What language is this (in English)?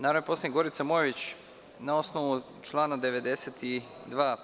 Serbian